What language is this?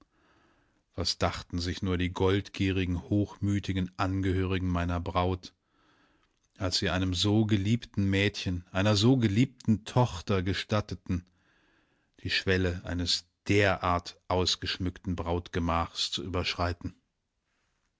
German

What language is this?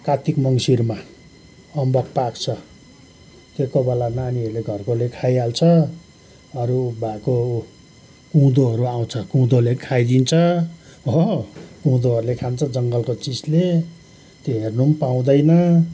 Nepali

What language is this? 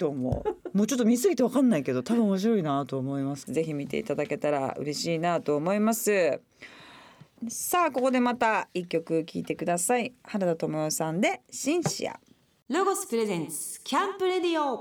Japanese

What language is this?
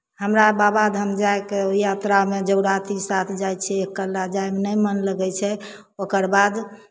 Maithili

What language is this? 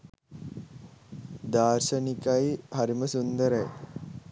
Sinhala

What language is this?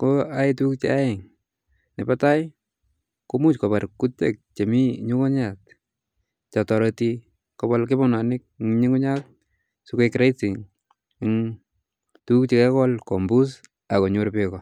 Kalenjin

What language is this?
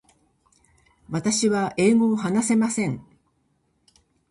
Japanese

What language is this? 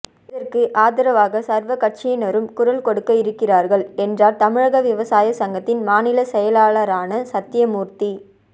Tamil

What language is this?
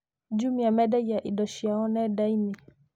Kikuyu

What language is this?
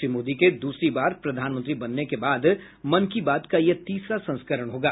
Hindi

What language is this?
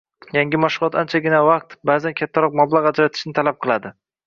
Uzbek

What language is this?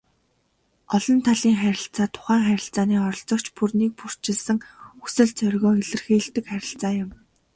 Mongolian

